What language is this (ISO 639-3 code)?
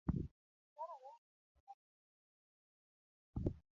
luo